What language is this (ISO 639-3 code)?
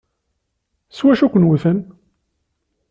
kab